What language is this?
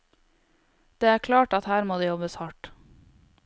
Norwegian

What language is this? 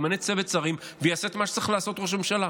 Hebrew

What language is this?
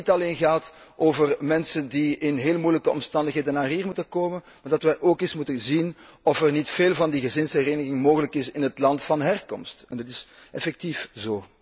Dutch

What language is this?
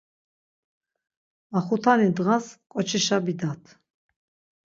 Laz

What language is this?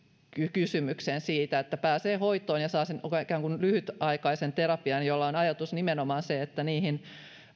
Finnish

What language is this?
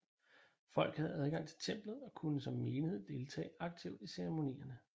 Danish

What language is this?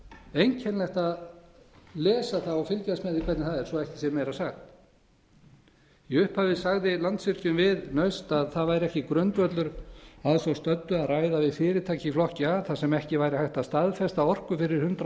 Icelandic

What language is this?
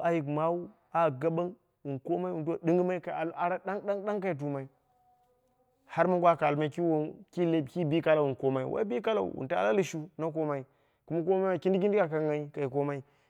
Dera (Nigeria)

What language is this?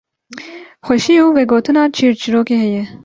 Kurdish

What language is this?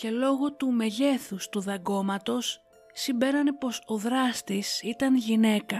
Greek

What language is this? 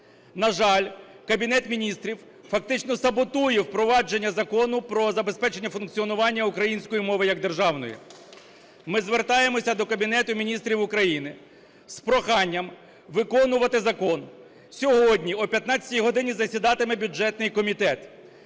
Ukrainian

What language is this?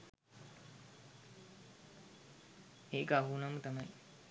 Sinhala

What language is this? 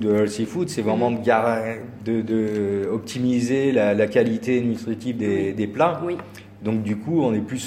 French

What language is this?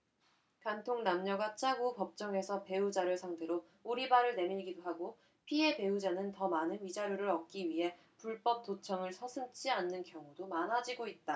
Korean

